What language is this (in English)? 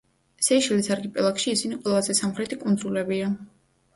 Georgian